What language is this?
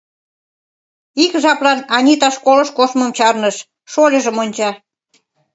Mari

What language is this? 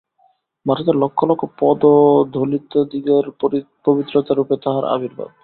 Bangla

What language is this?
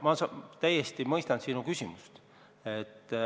Estonian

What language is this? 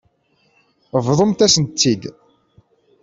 Kabyle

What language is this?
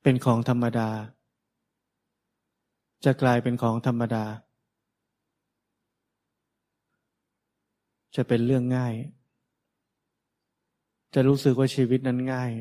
Thai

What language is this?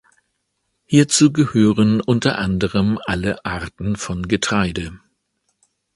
German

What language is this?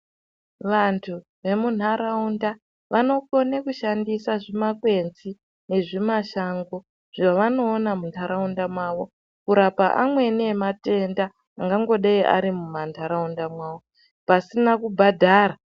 Ndau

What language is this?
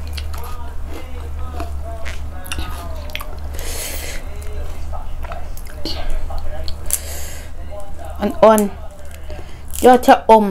Thai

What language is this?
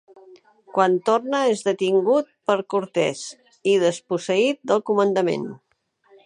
Catalan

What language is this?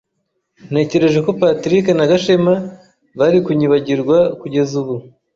Kinyarwanda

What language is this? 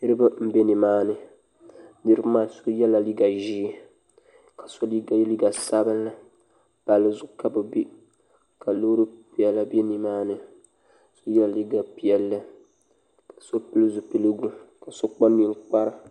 Dagbani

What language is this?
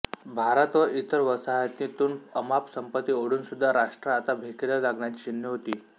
Marathi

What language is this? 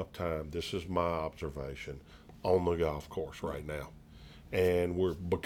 English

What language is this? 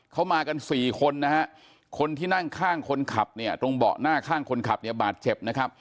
Thai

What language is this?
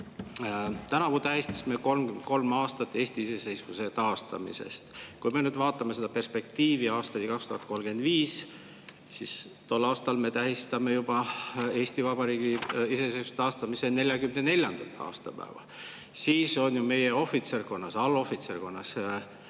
Estonian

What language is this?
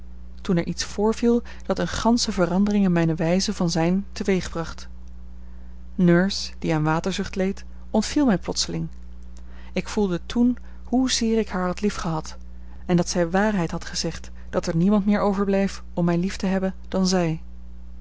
Dutch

